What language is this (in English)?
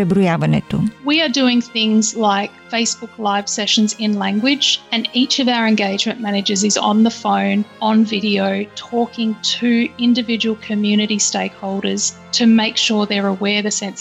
Bulgarian